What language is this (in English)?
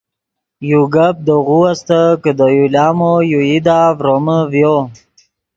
Yidgha